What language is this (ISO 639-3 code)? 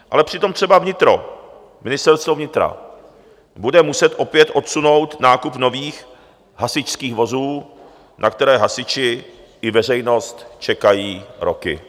ces